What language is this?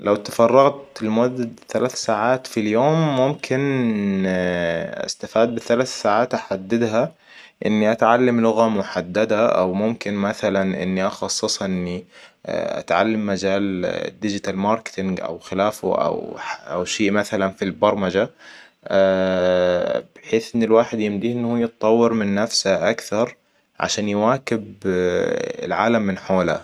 Hijazi Arabic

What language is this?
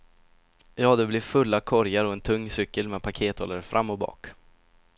Swedish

